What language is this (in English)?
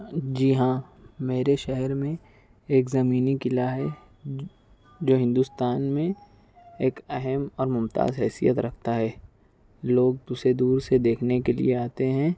Urdu